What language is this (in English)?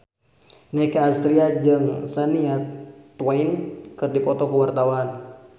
Sundanese